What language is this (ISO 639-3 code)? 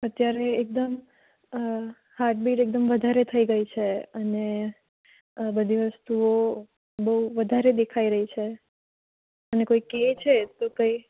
guj